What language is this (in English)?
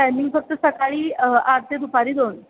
Marathi